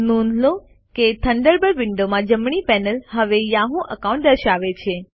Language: Gujarati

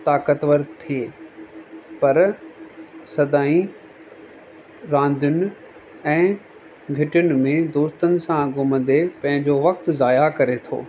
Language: Sindhi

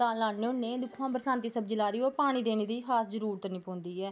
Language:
Dogri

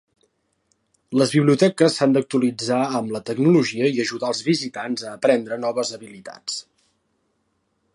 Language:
Catalan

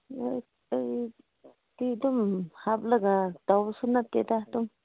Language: Manipuri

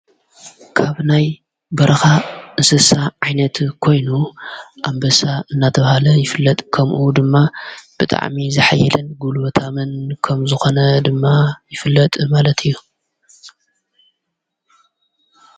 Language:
Tigrinya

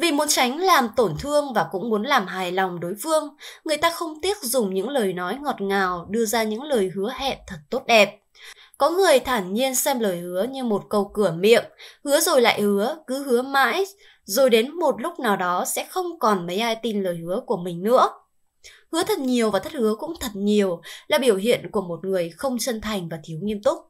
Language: Vietnamese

